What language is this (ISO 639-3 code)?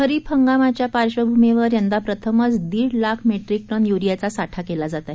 mar